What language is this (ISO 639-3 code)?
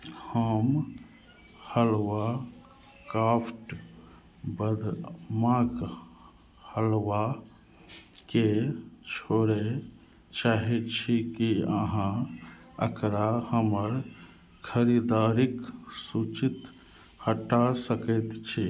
mai